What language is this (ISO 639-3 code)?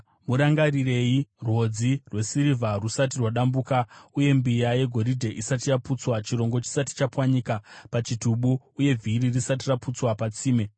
sna